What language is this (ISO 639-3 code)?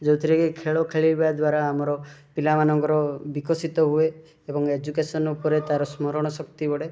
ori